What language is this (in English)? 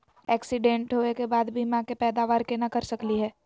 Magahi